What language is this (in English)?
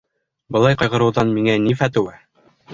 Bashkir